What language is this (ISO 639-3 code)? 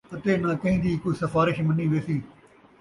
skr